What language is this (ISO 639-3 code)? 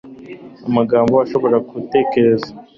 kin